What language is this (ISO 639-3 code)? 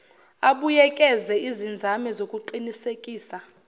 zul